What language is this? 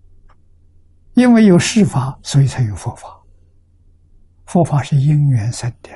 Chinese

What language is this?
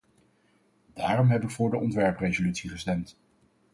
Dutch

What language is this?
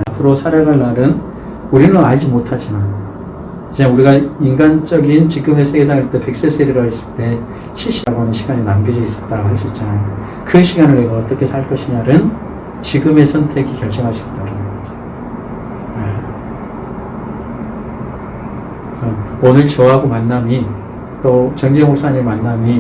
Korean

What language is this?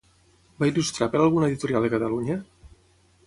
Catalan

